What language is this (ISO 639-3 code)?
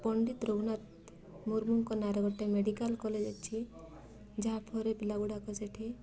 ori